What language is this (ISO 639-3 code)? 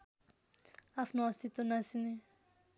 nep